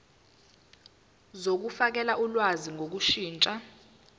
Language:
Zulu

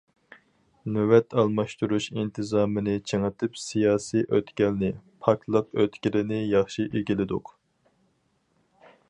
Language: Uyghur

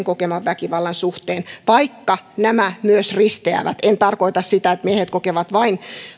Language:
Finnish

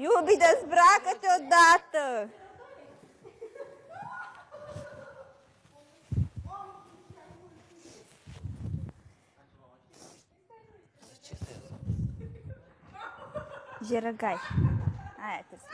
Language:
Romanian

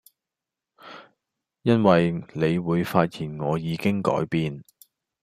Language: Cantonese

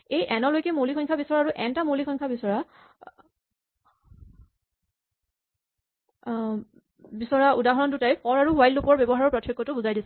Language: Assamese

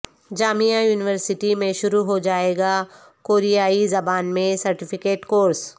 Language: Urdu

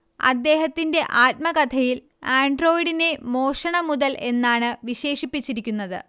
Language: Malayalam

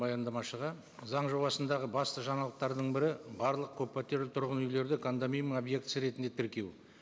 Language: Kazakh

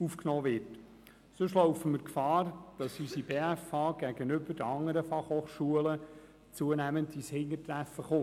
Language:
Swiss German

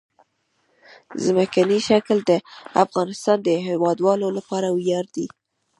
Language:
Pashto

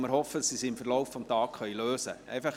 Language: Swiss German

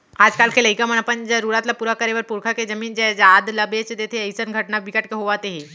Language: Chhattisgarhi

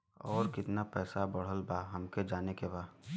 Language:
Bhojpuri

